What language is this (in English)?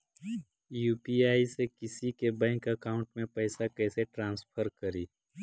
Magahi